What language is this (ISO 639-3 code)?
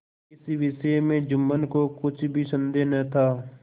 hin